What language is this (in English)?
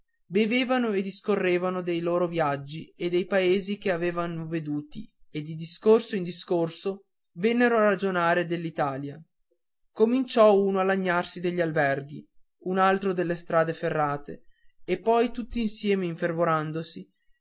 Italian